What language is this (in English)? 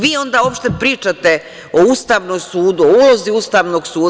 Serbian